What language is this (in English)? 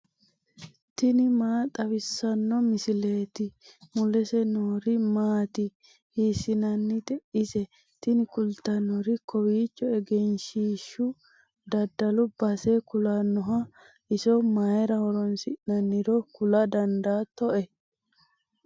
Sidamo